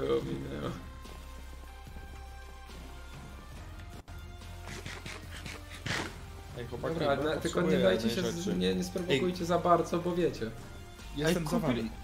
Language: Polish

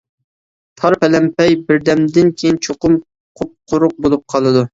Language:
Uyghur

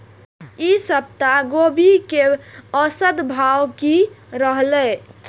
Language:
Maithili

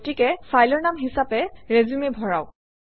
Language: Assamese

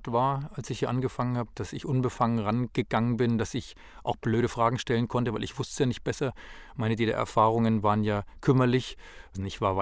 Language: German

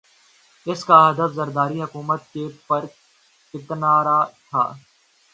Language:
Urdu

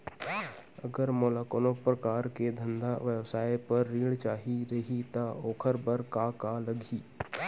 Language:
Chhattisgarhi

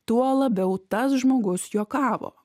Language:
Lithuanian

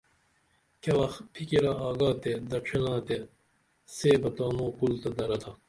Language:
Dameli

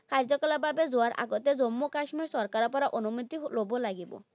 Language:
Assamese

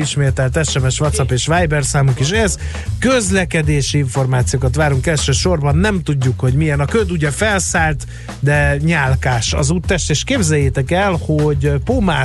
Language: Hungarian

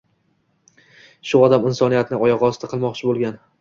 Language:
Uzbek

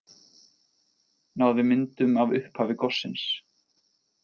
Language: Icelandic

